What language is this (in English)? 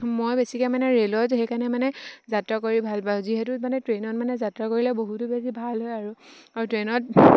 Assamese